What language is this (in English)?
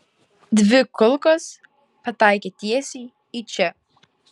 Lithuanian